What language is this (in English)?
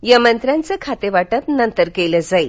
Marathi